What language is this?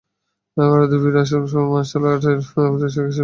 Bangla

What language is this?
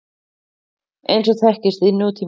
Icelandic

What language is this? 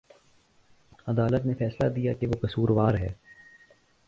Urdu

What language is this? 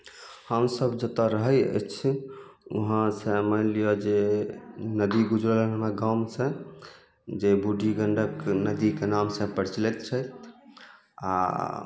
Maithili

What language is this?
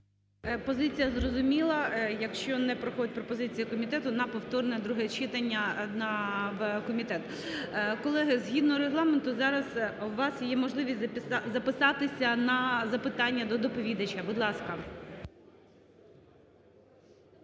Ukrainian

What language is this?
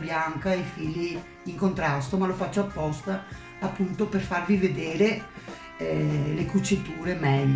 Italian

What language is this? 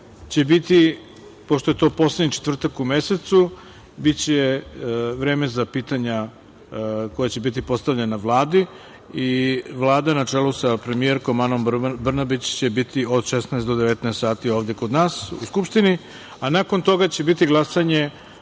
Serbian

